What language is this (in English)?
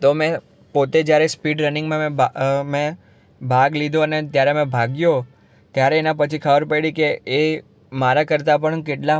Gujarati